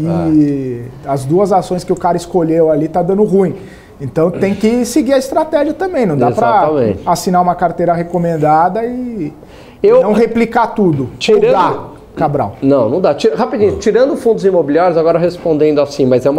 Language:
Portuguese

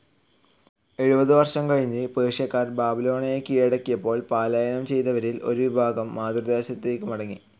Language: Malayalam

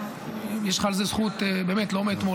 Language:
Hebrew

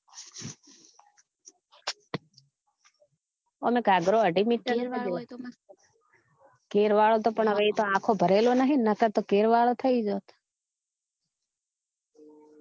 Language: Gujarati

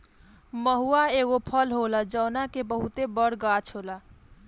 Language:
Bhojpuri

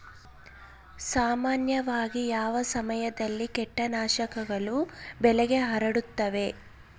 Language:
Kannada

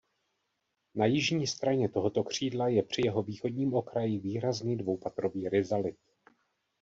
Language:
Czech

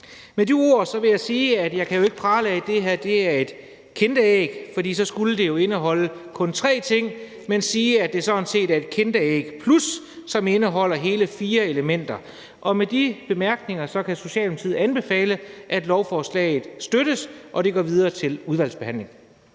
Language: Danish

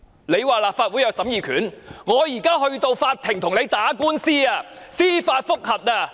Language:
Cantonese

